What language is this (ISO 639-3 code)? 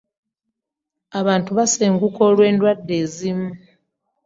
lug